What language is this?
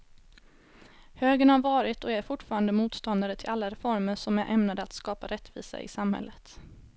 Swedish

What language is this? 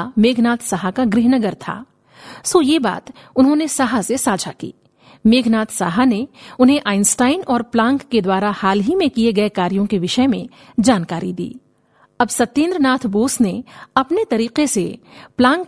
Hindi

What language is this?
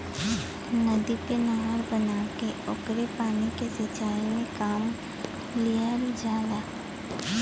Bhojpuri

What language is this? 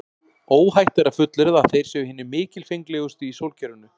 Icelandic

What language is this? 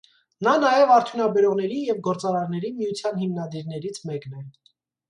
Armenian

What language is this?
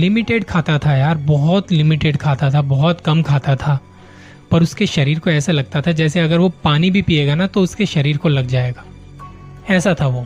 Hindi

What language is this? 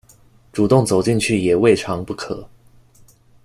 Chinese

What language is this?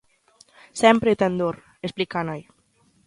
Galician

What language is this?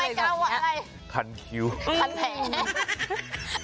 Thai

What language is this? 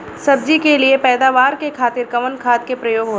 Bhojpuri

